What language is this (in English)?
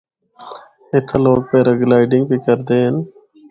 Northern Hindko